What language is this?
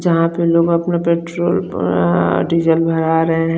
Hindi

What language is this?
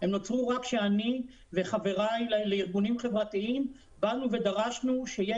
Hebrew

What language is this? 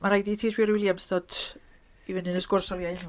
Welsh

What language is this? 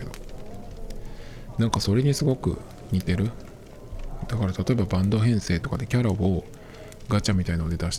Japanese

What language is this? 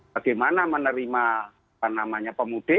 Indonesian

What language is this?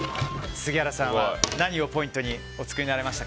Japanese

